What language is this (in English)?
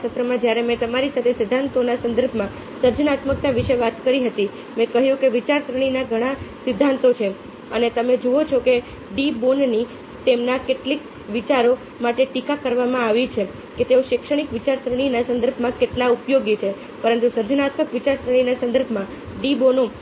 Gujarati